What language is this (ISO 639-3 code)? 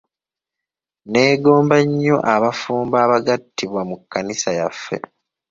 lug